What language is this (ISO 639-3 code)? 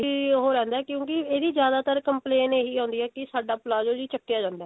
pan